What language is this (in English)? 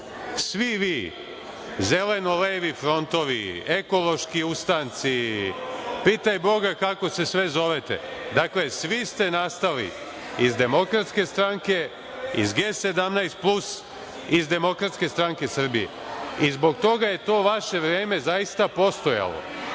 Serbian